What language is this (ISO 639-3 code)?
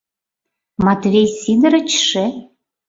chm